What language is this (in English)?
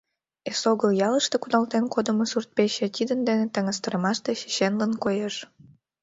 Mari